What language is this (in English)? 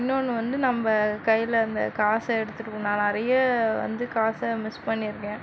Tamil